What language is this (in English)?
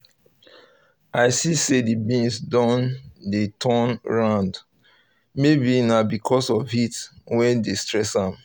Nigerian Pidgin